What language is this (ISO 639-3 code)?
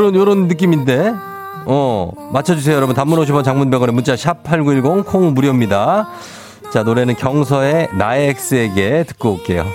kor